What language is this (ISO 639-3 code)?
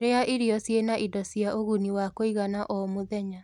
kik